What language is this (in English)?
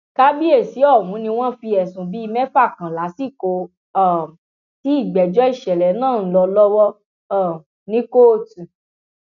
Yoruba